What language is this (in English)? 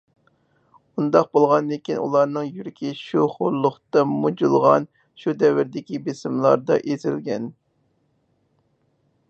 Uyghur